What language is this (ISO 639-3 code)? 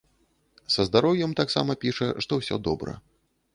bel